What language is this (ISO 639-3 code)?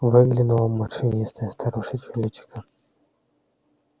rus